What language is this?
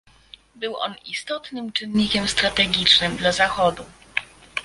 Polish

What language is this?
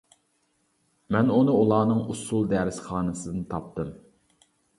Uyghur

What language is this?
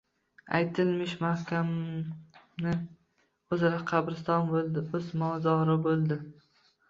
Uzbek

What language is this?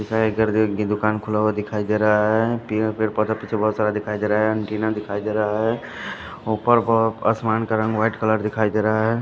Hindi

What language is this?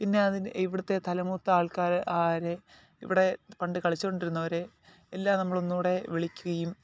Malayalam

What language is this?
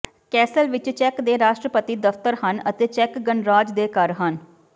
Punjabi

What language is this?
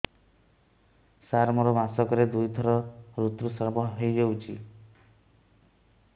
Odia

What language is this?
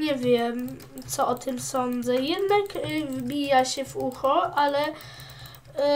Polish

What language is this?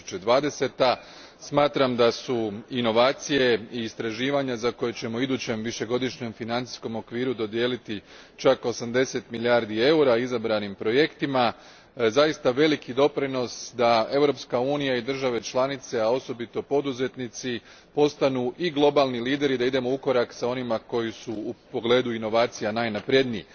Croatian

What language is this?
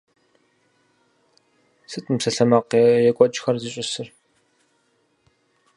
Kabardian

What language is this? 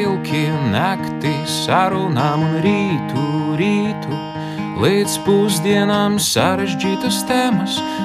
Ukrainian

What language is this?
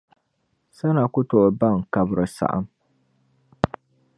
Dagbani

